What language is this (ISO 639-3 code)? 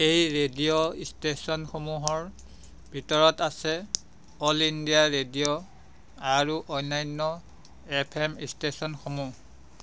asm